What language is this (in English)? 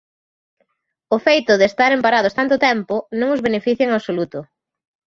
Galician